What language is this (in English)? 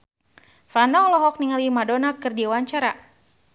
Sundanese